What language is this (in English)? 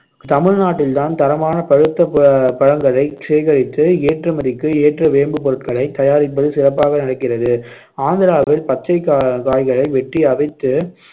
Tamil